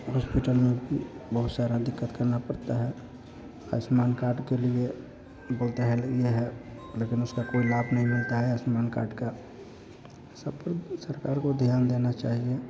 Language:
Hindi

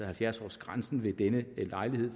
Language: Danish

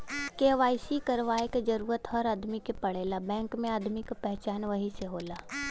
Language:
Bhojpuri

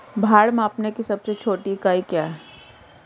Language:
Hindi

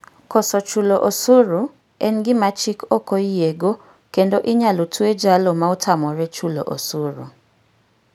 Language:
Luo (Kenya and Tanzania)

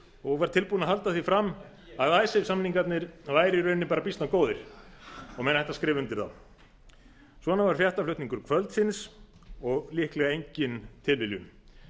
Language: Icelandic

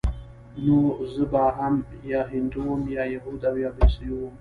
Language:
Pashto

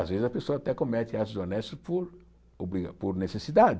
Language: Portuguese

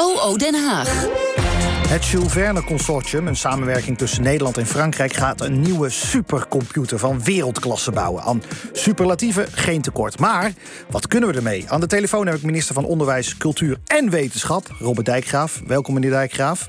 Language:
Dutch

